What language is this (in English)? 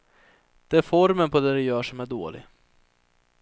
Swedish